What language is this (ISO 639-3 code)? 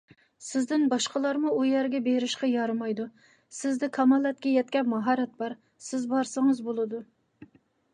uig